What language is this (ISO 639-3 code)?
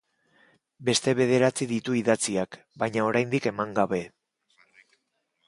eus